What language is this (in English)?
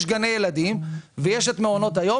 Hebrew